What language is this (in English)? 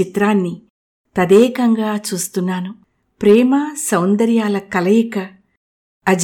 Telugu